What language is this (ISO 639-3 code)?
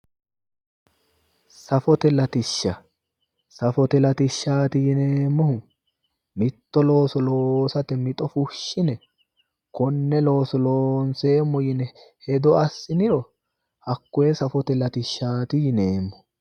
sid